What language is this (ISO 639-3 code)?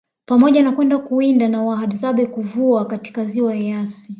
swa